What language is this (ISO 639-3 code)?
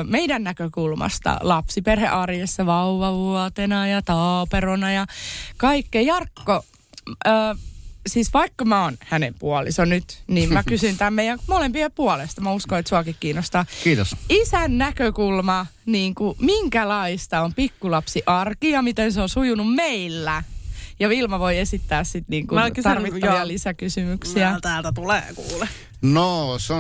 fin